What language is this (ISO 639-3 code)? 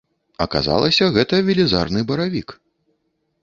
bel